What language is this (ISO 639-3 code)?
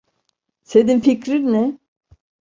tur